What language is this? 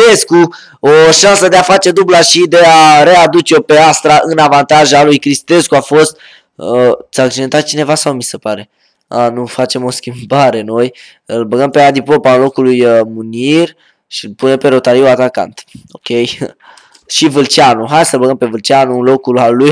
Romanian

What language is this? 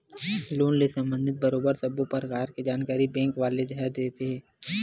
Chhattisgarhi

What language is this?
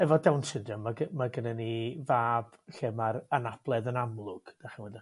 Welsh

